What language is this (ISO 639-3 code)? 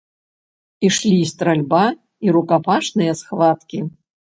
bel